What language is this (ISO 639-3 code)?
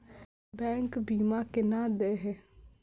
mai